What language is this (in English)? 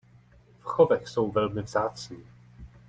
Czech